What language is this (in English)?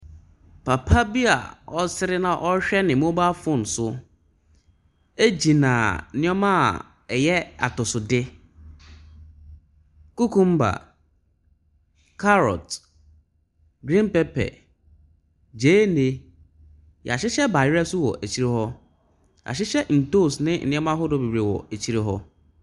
Akan